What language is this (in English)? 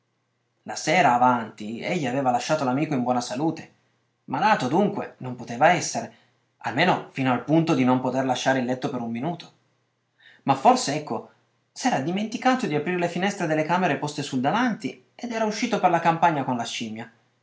Italian